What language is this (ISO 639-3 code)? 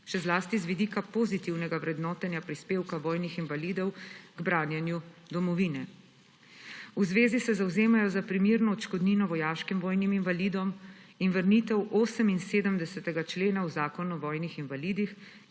slv